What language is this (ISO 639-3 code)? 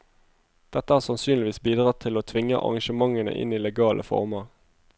nor